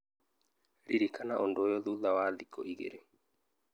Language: Kikuyu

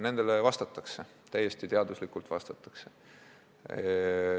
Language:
Estonian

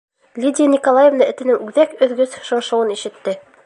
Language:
Bashkir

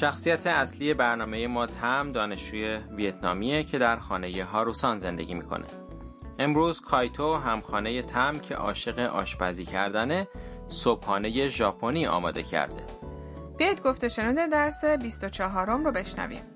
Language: Persian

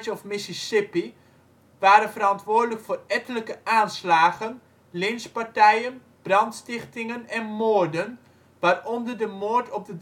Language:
Dutch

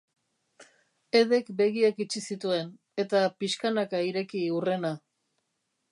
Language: Basque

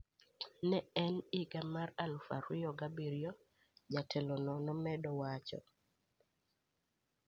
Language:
Luo (Kenya and Tanzania)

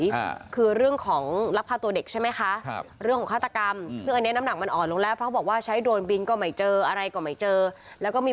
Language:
Thai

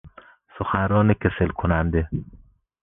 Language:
Persian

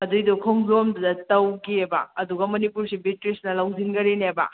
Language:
Manipuri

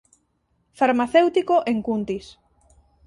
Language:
Galician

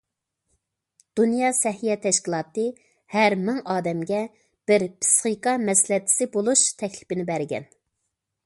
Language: Uyghur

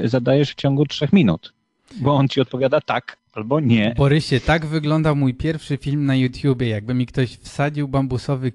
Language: Polish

